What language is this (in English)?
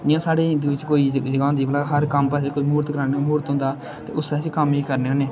Dogri